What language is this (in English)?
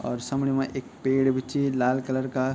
Garhwali